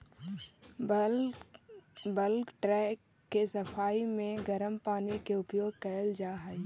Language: Magahi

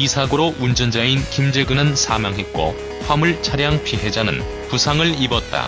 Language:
Korean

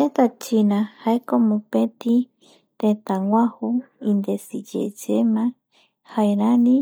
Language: Eastern Bolivian Guaraní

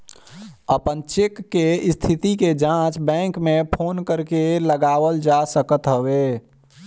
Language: Bhojpuri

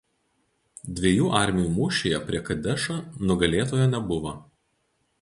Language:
Lithuanian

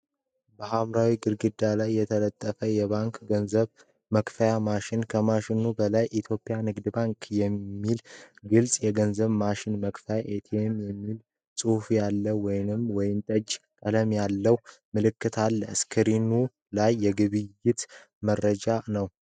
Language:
Amharic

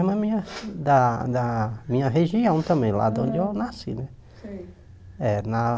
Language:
Portuguese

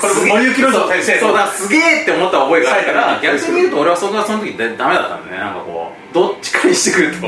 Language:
Japanese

